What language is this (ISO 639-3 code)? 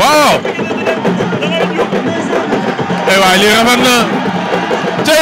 vie